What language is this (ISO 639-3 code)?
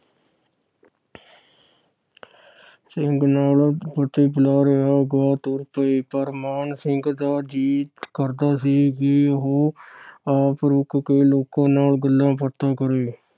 pan